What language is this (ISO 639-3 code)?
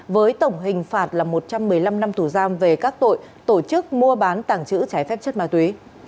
vie